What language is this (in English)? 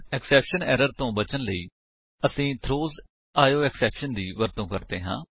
Punjabi